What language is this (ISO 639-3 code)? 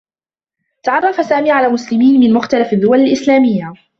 ara